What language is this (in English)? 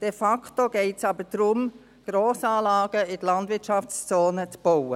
Swiss German